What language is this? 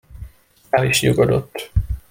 Hungarian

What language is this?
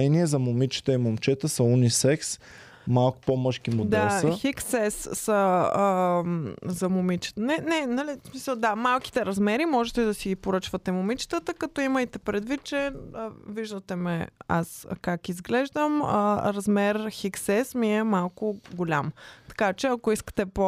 Bulgarian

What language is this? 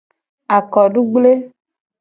Gen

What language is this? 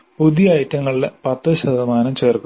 Malayalam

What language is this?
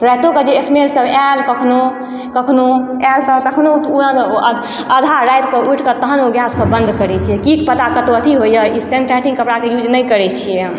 Maithili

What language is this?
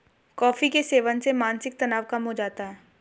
Hindi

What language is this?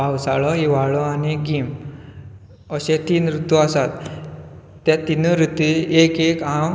Konkani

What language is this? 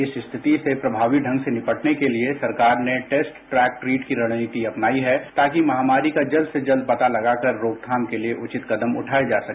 Hindi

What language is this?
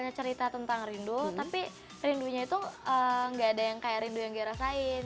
Indonesian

